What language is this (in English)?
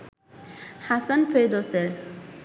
Bangla